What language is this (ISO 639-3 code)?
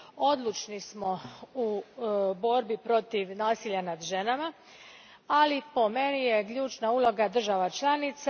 hrv